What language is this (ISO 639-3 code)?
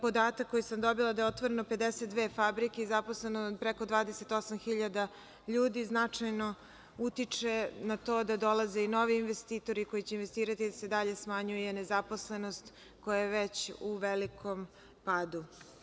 srp